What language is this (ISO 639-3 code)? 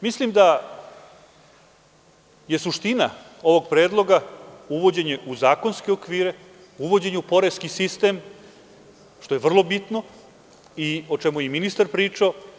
srp